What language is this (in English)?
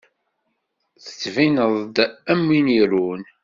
Kabyle